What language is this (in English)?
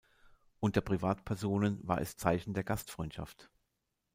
German